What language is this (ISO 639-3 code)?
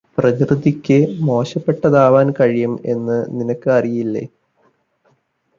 mal